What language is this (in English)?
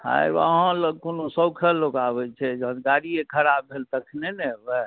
Maithili